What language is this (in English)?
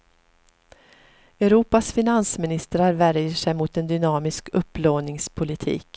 Swedish